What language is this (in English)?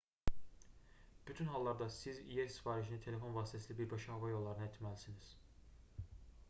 Azerbaijani